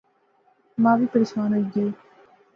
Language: Pahari-Potwari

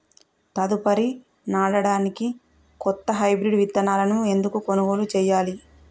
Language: Telugu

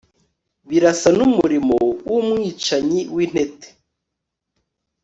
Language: Kinyarwanda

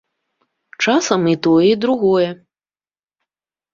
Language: Belarusian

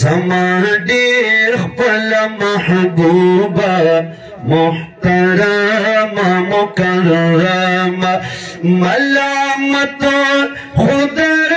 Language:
Arabic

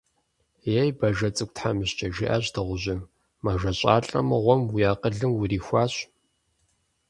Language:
Kabardian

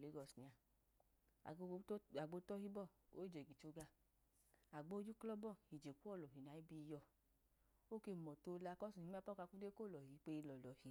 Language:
Idoma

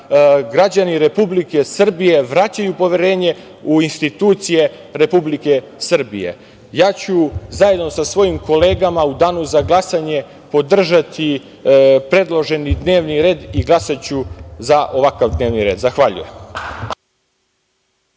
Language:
Serbian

